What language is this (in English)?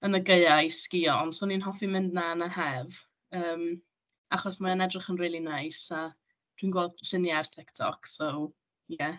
Welsh